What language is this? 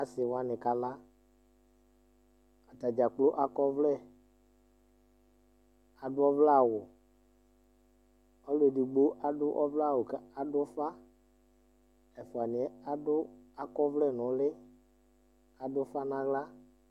Ikposo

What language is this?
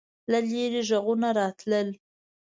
Pashto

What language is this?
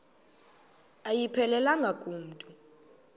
Xhosa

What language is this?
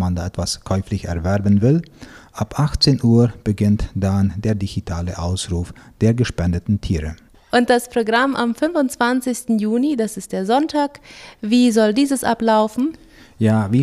German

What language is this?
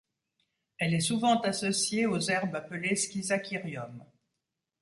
French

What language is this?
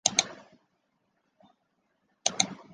Chinese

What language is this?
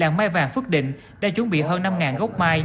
Vietnamese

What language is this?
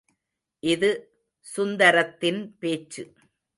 Tamil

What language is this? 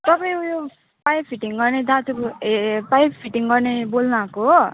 Nepali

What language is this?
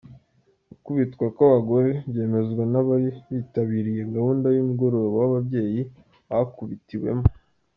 Kinyarwanda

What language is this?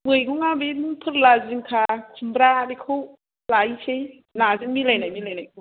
Bodo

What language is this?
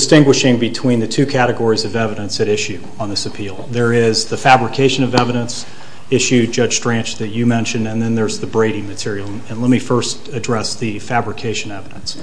English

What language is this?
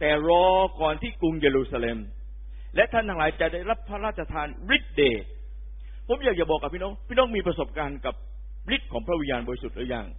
Thai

